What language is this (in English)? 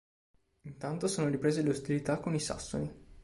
Italian